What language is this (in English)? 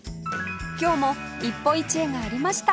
Japanese